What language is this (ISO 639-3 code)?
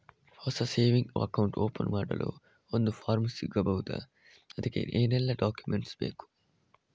kan